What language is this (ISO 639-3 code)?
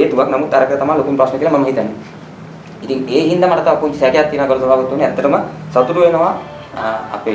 sin